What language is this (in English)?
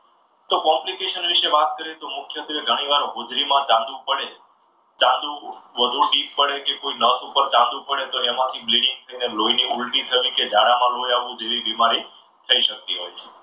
Gujarati